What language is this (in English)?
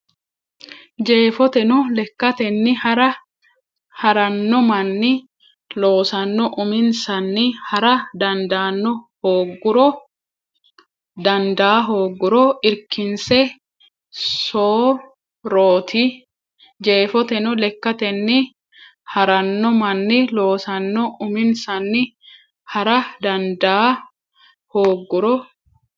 Sidamo